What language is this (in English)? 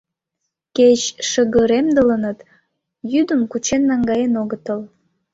Mari